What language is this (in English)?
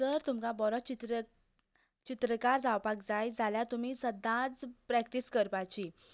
Konkani